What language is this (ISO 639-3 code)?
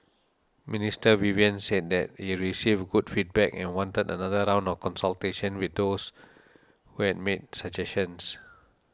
eng